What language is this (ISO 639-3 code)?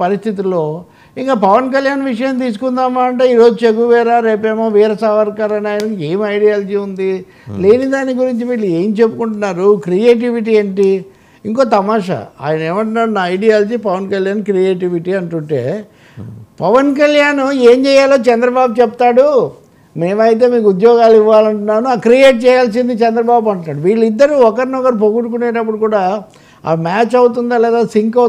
tel